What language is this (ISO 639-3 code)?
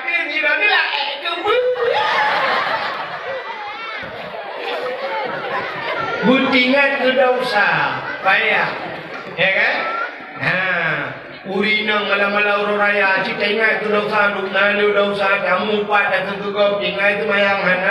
msa